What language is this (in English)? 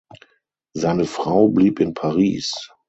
German